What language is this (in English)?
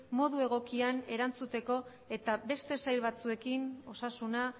Basque